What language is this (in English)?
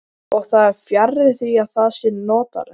Icelandic